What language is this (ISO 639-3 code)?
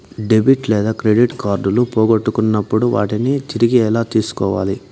tel